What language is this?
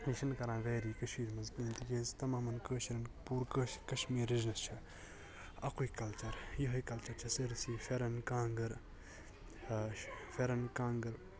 Kashmiri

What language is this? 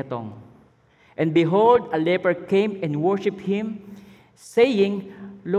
Filipino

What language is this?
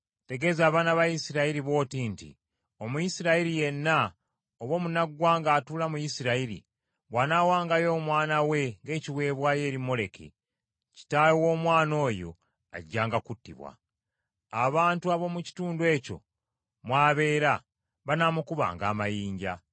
Ganda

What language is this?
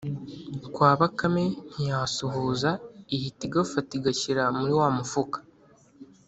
Kinyarwanda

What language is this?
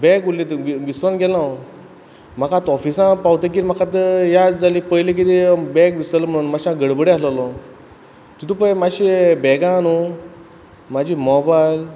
Konkani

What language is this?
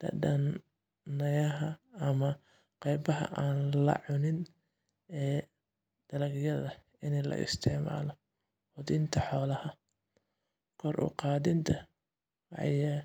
Somali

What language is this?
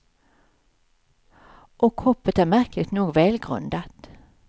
Swedish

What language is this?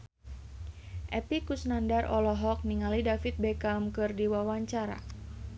Sundanese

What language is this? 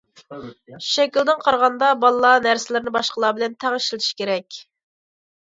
Uyghur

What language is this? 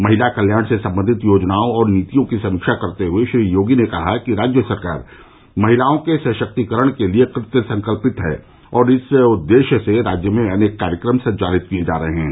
Hindi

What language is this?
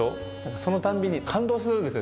Japanese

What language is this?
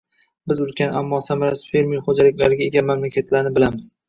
Uzbek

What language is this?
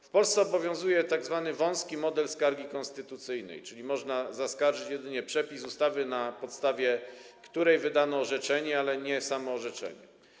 Polish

